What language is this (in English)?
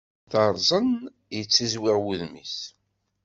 Kabyle